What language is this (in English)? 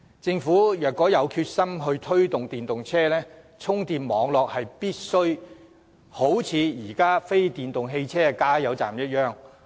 Cantonese